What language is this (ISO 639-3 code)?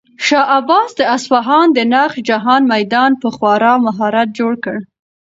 pus